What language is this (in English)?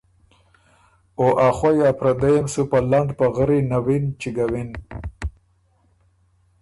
Ormuri